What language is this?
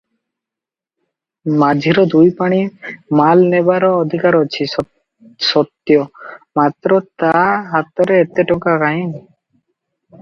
Odia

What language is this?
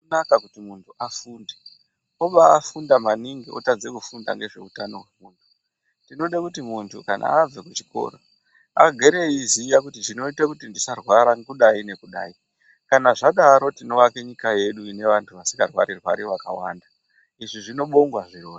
Ndau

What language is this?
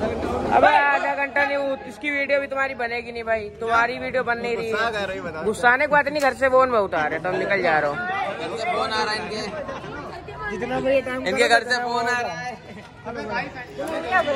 Hindi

